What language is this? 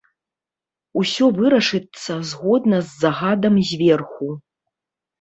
Belarusian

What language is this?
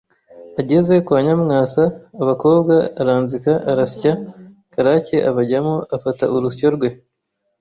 Kinyarwanda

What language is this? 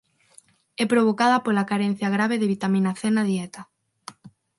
Galician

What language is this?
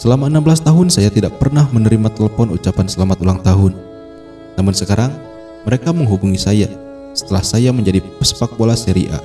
Indonesian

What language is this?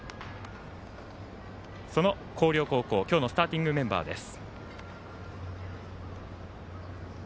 Japanese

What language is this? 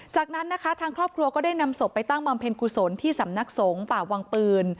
Thai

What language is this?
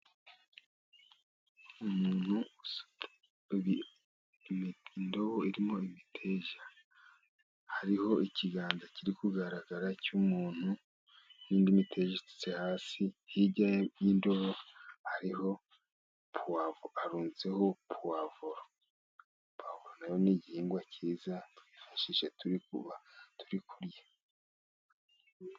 Kinyarwanda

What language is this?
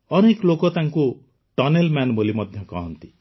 Odia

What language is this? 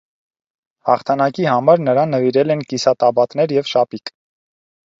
Armenian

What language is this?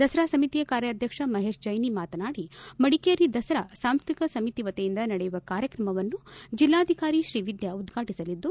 Kannada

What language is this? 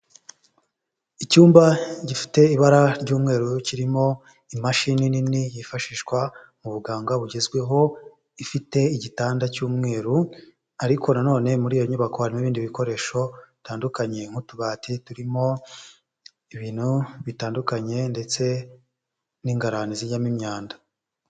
Kinyarwanda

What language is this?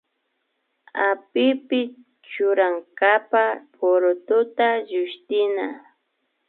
Imbabura Highland Quichua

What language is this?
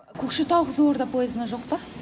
Kazakh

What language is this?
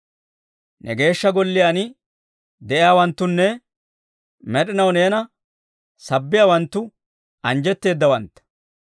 Dawro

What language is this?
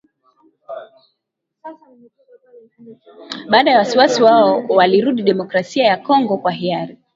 Swahili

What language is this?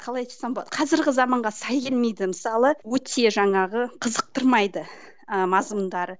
Kazakh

